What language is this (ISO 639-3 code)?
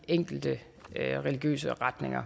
dan